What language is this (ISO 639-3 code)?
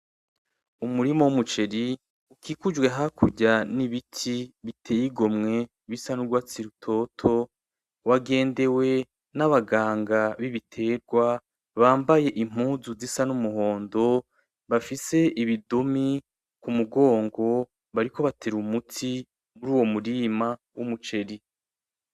run